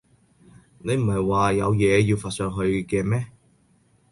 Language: Cantonese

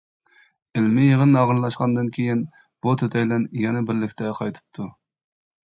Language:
Uyghur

